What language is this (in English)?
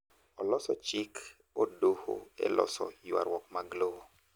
Luo (Kenya and Tanzania)